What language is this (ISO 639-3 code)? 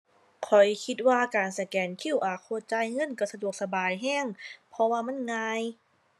tha